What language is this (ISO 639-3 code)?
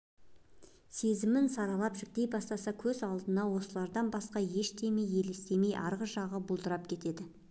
kaz